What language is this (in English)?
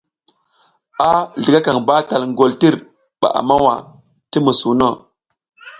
South Giziga